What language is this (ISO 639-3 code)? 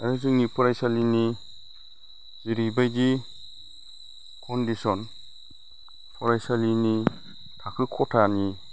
brx